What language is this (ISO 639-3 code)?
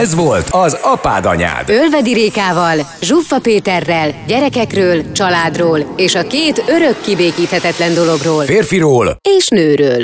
hun